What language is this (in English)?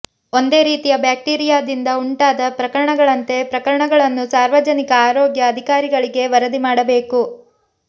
Kannada